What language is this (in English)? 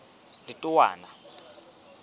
Southern Sotho